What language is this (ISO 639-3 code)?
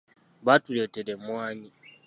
lug